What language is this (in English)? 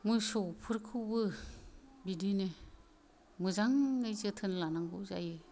Bodo